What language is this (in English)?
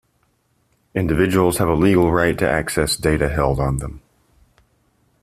English